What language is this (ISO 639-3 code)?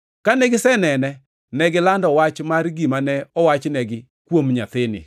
luo